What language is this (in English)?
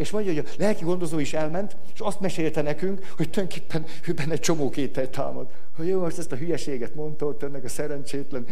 Hungarian